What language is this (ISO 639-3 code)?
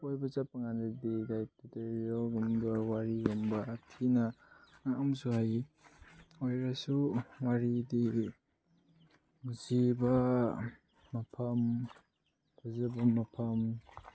mni